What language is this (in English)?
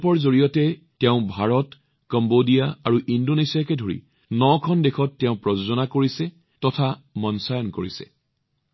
Assamese